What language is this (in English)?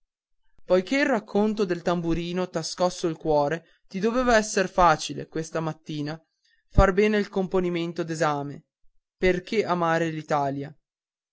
Italian